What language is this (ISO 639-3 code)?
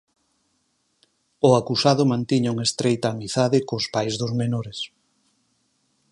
glg